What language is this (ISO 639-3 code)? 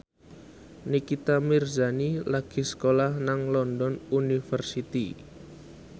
jav